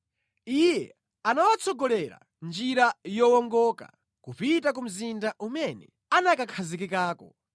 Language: Nyanja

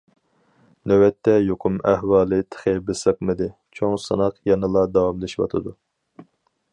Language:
Uyghur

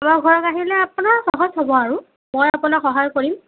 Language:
Assamese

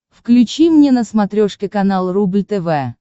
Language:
Russian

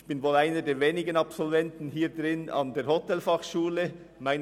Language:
Swiss German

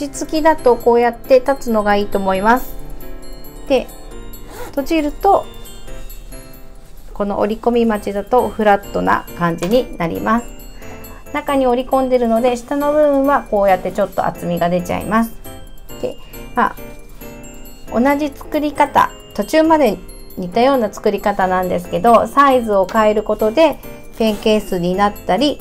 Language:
Japanese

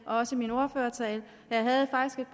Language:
Danish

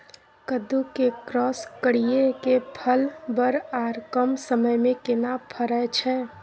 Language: Maithili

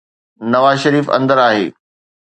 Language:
Sindhi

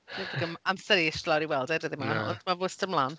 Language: Welsh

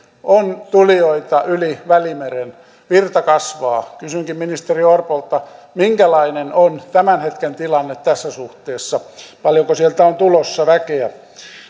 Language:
Finnish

